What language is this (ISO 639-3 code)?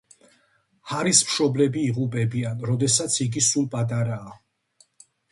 kat